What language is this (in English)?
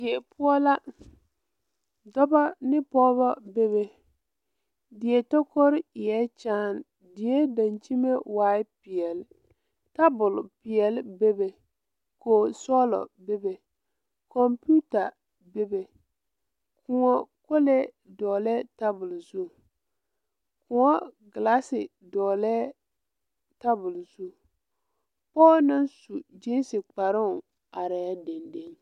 Southern Dagaare